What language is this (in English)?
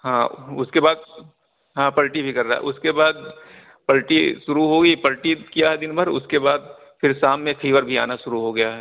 Urdu